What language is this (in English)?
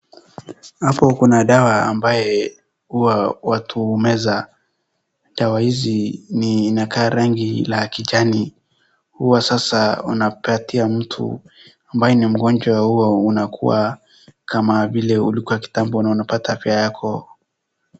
Swahili